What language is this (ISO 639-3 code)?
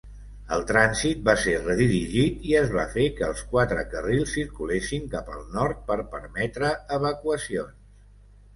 cat